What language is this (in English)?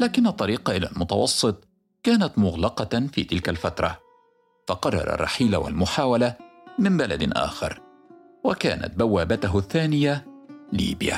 Arabic